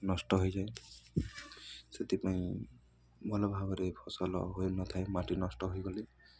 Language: Odia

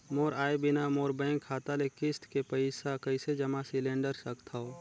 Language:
Chhattisgarhi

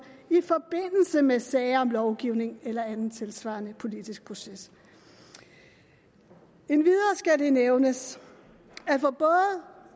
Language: Danish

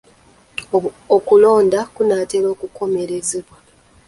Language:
Ganda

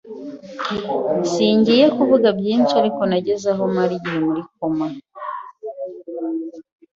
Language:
Kinyarwanda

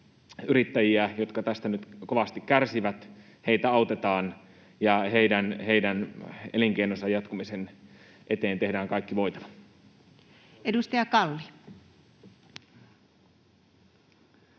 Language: Finnish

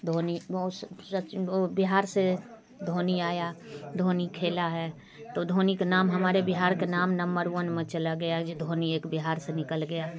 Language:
Hindi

